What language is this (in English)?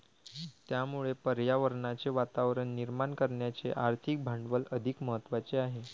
Marathi